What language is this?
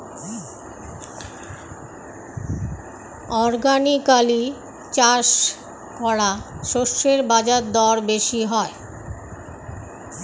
Bangla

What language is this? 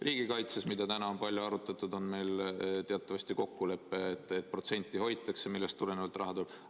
Estonian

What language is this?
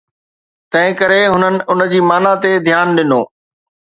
Sindhi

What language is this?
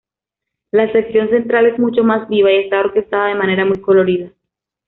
Spanish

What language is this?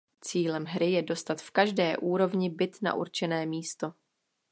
Czech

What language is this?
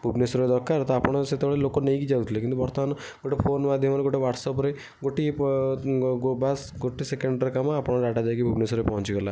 Odia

